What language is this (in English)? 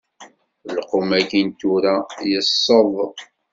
Kabyle